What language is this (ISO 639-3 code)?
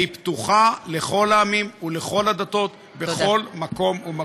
heb